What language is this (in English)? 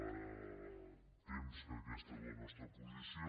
Catalan